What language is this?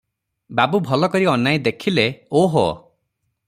Odia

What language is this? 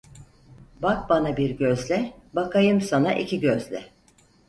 Turkish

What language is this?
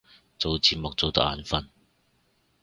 Cantonese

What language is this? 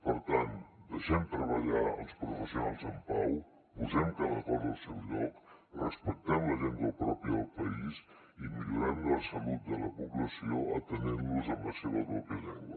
Catalan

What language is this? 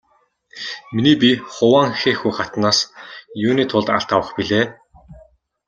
Mongolian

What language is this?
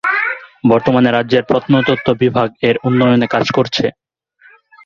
Bangla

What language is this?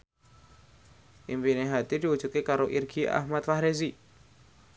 Javanese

